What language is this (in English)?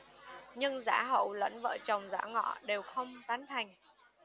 Vietnamese